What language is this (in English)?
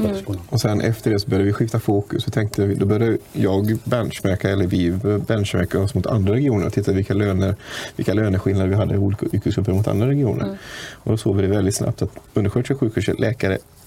Swedish